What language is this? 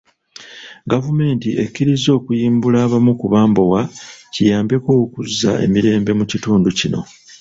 Ganda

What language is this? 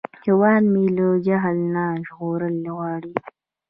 Pashto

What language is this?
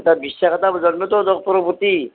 Assamese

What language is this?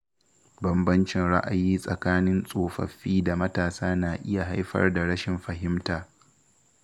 Hausa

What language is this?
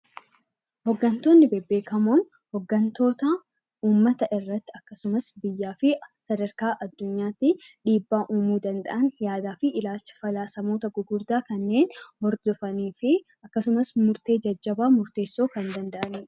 Oromo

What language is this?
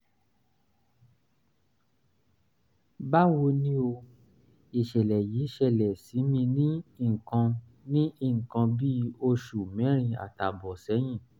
Yoruba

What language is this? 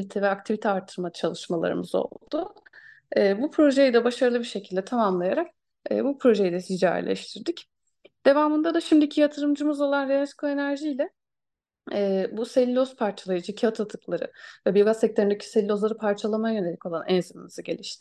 Turkish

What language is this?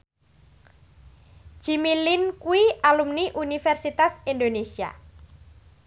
Javanese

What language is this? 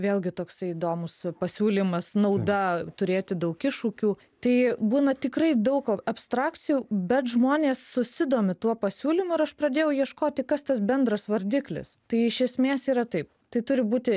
Lithuanian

